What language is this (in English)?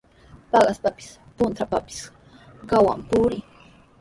Sihuas Ancash Quechua